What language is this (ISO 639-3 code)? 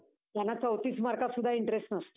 mar